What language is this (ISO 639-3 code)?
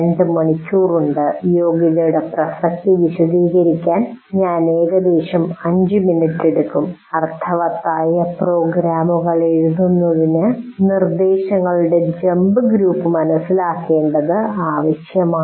mal